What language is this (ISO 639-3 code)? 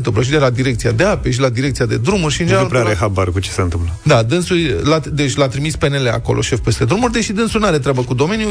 ron